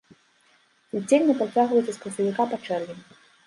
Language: Belarusian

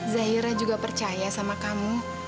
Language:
Indonesian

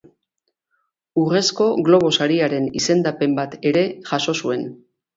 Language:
Basque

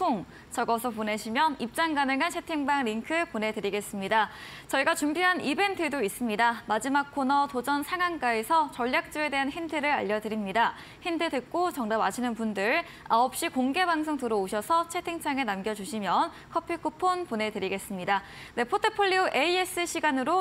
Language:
Korean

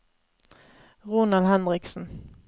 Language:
Norwegian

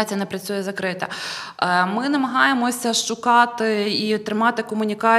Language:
Ukrainian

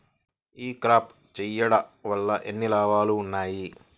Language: Telugu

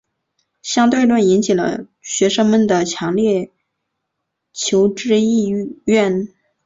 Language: Chinese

